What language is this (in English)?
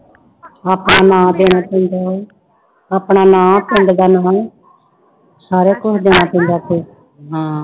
Punjabi